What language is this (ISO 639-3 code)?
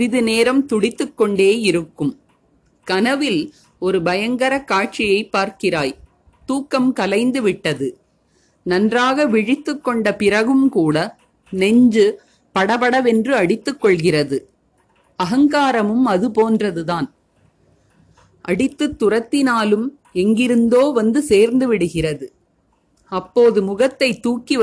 tam